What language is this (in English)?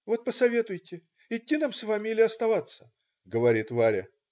Russian